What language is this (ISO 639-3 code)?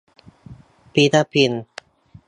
tha